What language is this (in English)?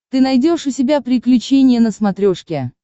Russian